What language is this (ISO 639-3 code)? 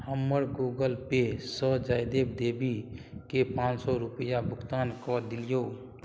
mai